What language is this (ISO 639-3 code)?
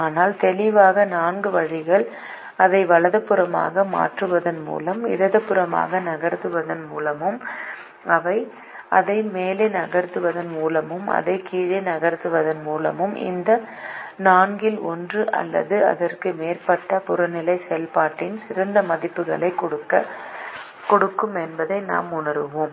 tam